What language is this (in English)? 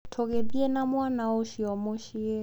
Kikuyu